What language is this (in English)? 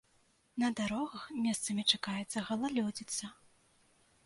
Belarusian